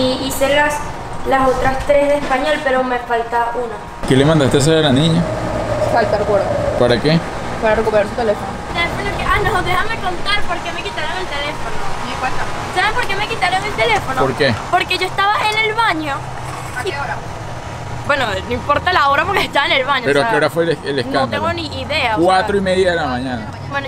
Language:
Spanish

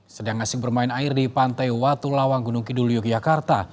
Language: Indonesian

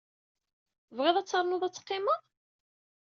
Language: Kabyle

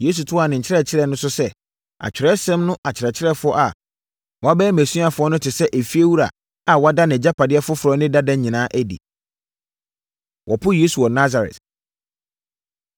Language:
Akan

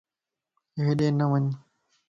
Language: Lasi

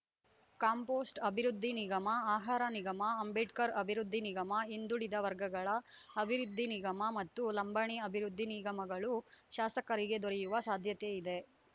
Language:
Kannada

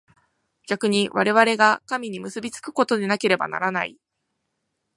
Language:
Japanese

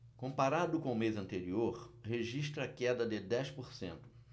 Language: Portuguese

